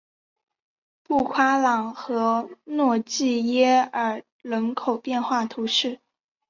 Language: Chinese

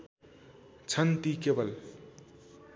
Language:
Nepali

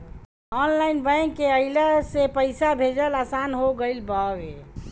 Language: Bhojpuri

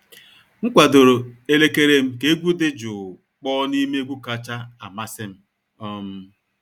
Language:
Igbo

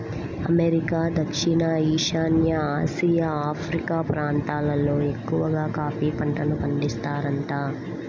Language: Telugu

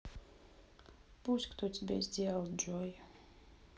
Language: Russian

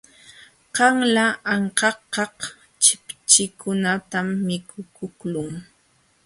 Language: Jauja Wanca Quechua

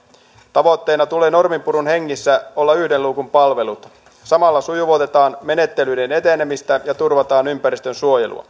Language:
Finnish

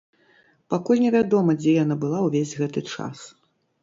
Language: Belarusian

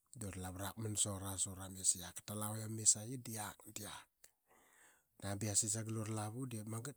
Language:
Qaqet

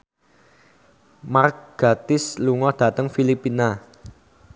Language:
Javanese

